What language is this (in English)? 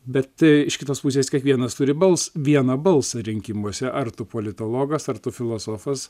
Lithuanian